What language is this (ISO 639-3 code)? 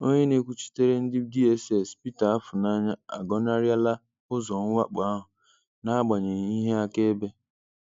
ibo